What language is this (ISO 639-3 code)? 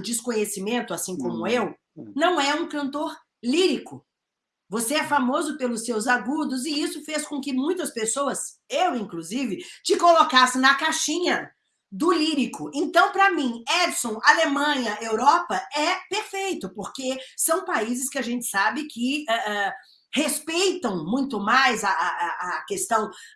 por